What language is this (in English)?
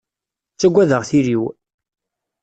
Kabyle